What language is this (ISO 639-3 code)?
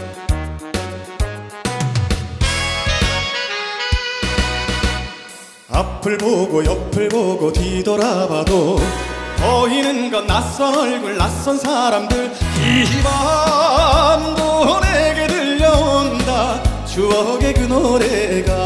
kor